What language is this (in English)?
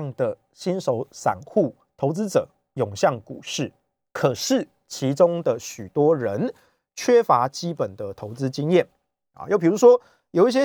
Chinese